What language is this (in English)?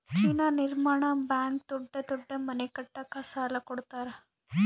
Kannada